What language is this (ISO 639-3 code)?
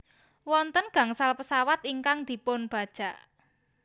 jav